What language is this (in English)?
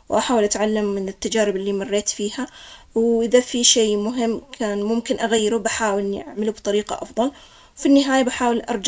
Omani Arabic